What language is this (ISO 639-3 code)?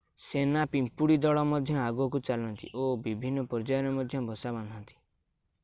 ori